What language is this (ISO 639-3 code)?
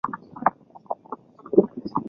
zho